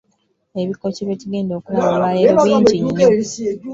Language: Ganda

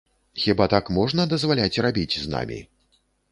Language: Belarusian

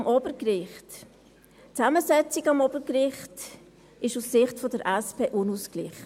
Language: Swiss German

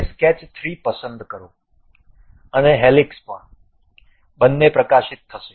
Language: Gujarati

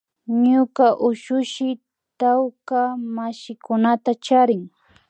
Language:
Imbabura Highland Quichua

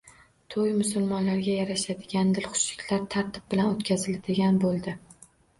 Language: Uzbek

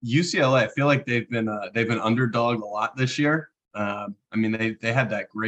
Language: English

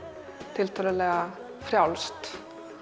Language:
Icelandic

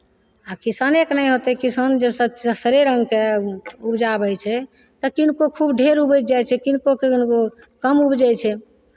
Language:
Maithili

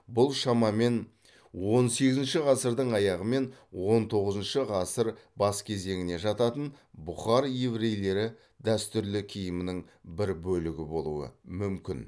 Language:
Kazakh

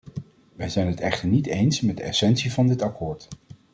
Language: Dutch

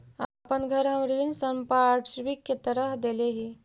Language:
Magahi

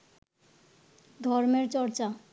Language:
Bangla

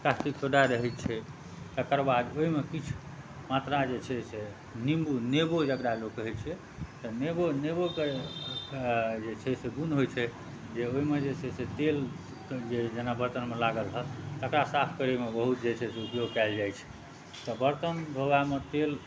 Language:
Maithili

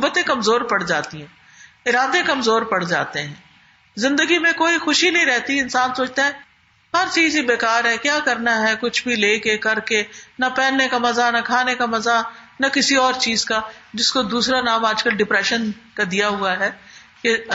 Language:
Urdu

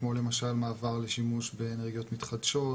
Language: Hebrew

